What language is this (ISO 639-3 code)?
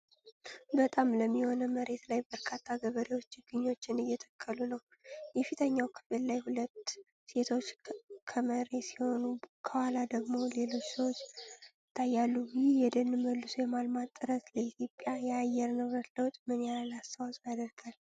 amh